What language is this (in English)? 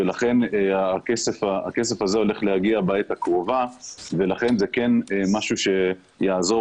Hebrew